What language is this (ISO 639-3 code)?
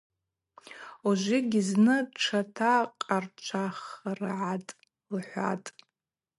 abq